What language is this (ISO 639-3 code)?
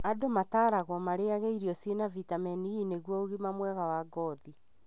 kik